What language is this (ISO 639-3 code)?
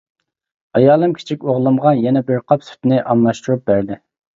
uig